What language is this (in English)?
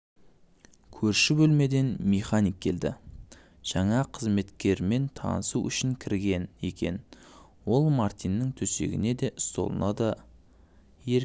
Kazakh